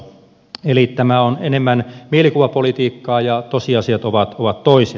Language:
Finnish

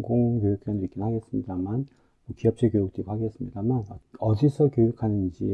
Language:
Korean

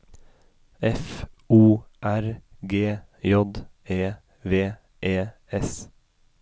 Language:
Norwegian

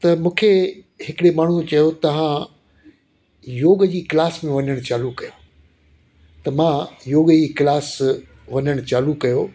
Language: Sindhi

